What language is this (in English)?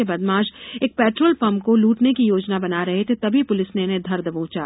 Hindi